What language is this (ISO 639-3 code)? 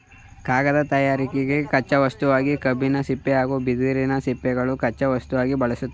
kan